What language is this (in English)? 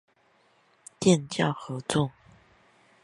Chinese